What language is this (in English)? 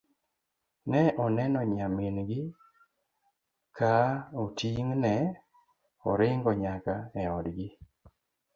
Luo (Kenya and Tanzania)